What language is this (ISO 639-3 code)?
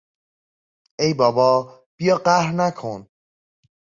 fas